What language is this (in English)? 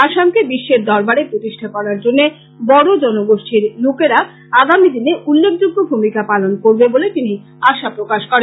Bangla